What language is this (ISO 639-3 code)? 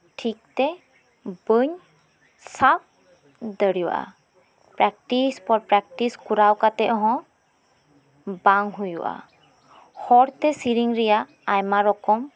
sat